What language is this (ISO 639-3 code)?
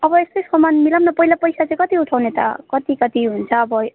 nep